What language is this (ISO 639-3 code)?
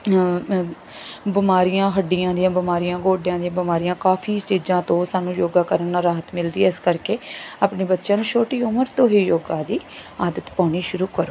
pan